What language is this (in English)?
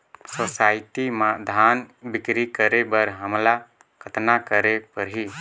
Chhattisgarhi